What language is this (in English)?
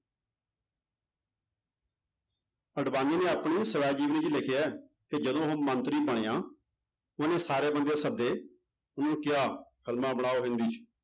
Punjabi